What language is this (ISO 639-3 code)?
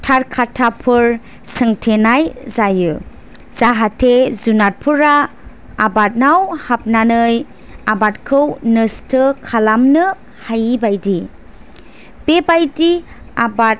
brx